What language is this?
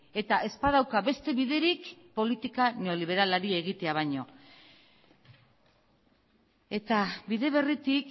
Basque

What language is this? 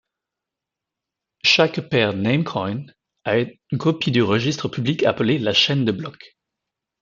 French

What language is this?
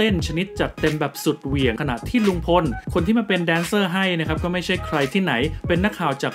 Thai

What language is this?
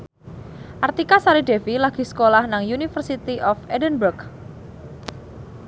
Javanese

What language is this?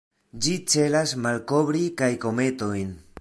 Esperanto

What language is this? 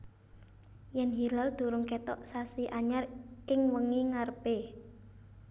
Javanese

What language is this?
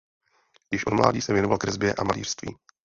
Czech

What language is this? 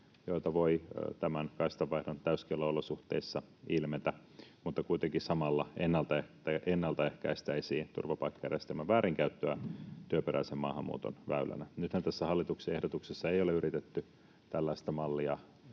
Finnish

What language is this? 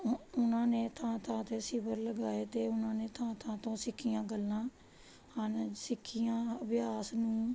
Punjabi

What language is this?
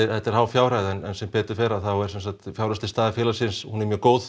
Icelandic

